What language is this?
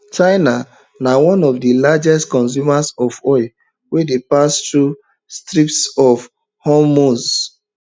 Nigerian Pidgin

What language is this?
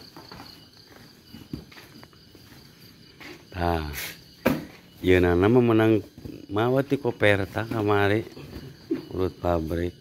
Indonesian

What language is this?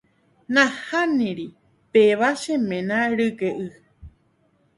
Guarani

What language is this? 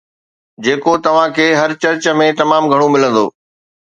Sindhi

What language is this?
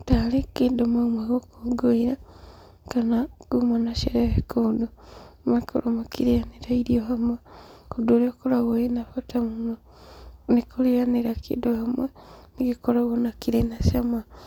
Kikuyu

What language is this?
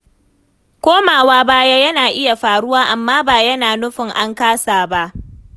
Hausa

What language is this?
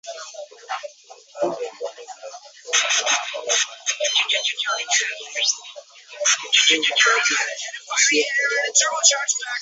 Swahili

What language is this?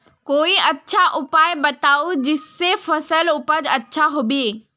Magahi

